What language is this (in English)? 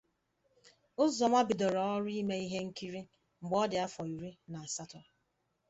Igbo